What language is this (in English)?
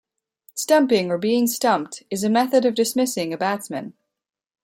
English